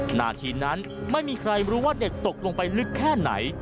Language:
Thai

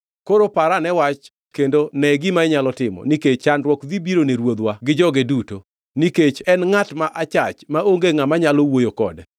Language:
Luo (Kenya and Tanzania)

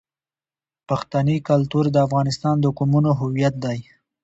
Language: Pashto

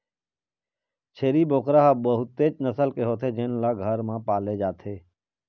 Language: Chhattisgarhi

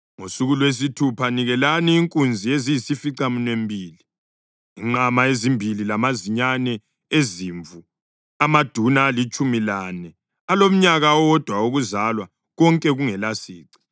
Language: North Ndebele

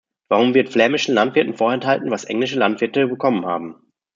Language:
German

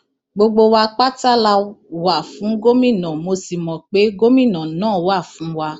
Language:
Yoruba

